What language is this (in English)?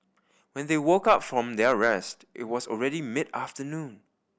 English